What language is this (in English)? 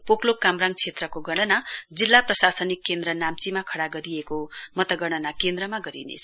Nepali